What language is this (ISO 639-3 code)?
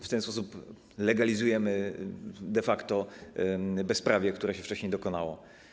pol